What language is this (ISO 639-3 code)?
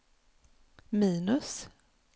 swe